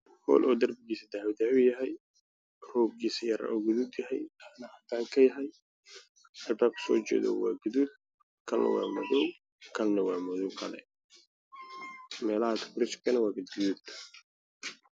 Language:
Somali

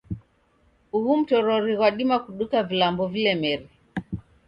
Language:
Taita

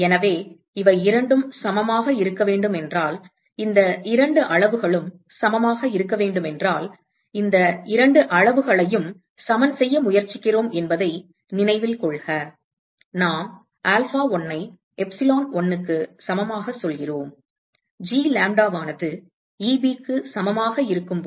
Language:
Tamil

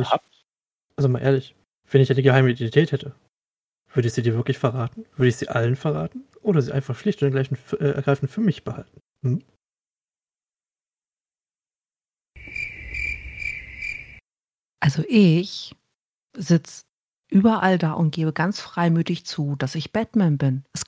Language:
German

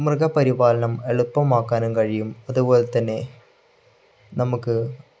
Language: Malayalam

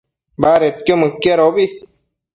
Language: Matsés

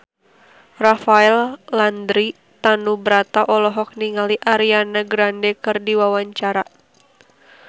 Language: Sundanese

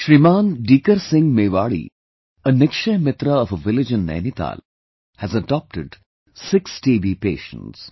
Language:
English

